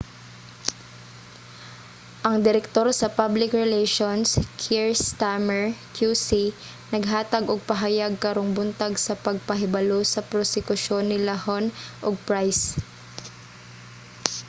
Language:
Cebuano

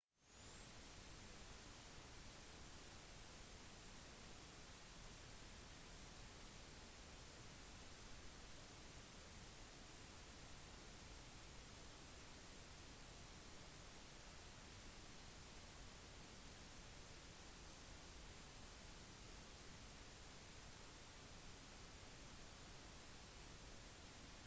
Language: Norwegian Bokmål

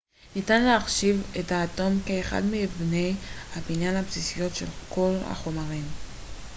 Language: Hebrew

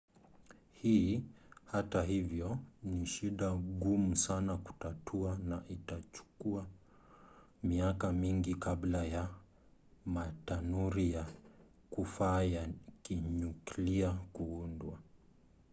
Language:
Swahili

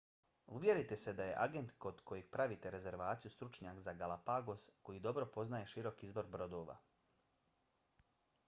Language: Bosnian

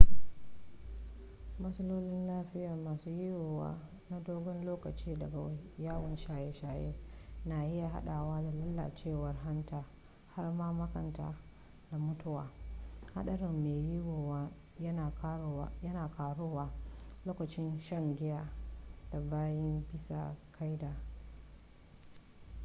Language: Hausa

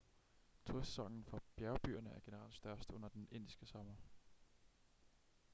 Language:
Danish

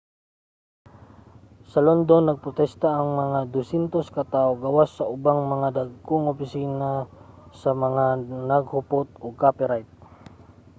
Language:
Cebuano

